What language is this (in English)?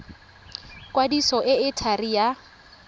Tswana